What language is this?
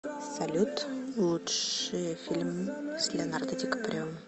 Russian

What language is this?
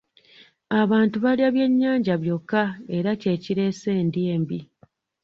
Ganda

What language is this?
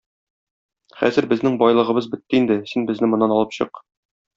Tatar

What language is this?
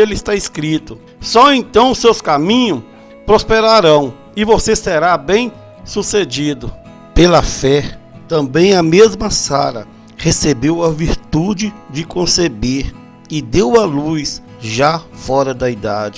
Portuguese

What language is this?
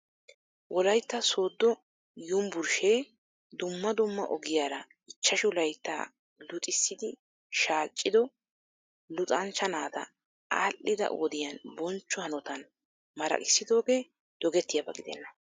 Wolaytta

